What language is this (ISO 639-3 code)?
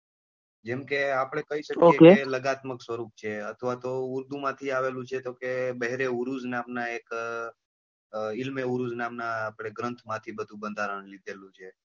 guj